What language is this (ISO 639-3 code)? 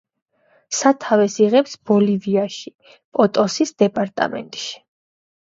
kat